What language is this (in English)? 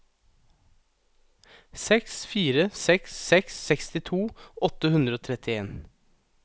Norwegian